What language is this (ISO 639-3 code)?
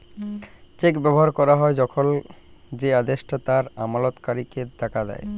ben